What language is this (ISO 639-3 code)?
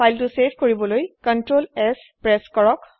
asm